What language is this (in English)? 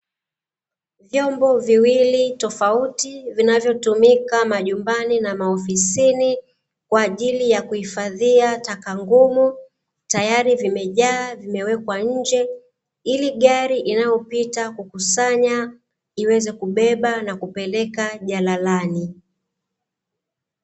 Swahili